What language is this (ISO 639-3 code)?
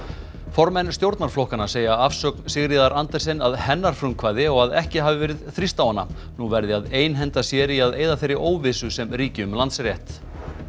isl